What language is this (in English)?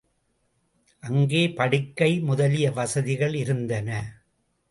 Tamil